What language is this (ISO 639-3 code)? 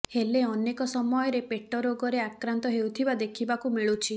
ori